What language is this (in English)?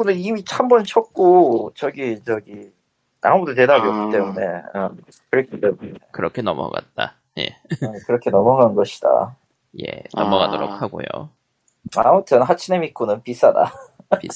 Korean